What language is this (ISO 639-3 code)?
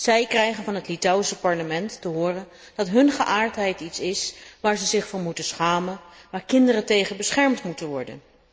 nld